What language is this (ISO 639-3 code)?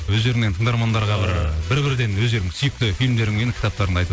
kaz